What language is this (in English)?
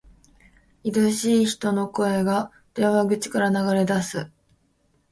Japanese